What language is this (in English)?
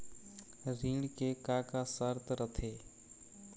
Chhattisgarhi